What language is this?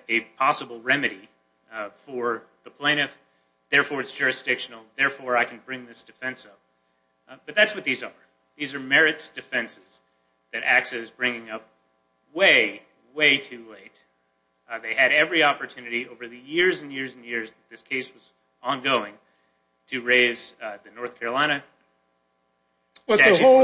English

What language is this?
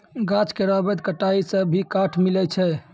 Maithili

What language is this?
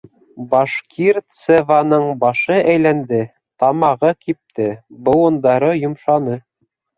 Bashkir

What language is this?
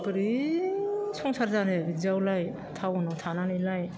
Bodo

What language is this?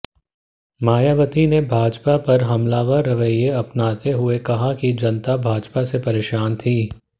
Hindi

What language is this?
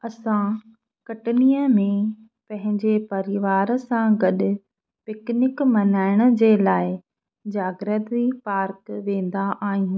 Sindhi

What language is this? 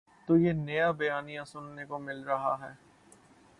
Urdu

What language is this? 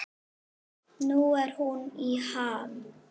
Icelandic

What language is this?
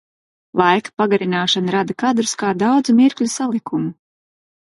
Latvian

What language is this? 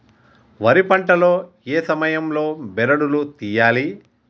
Telugu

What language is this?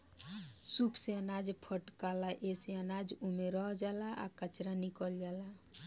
Bhojpuri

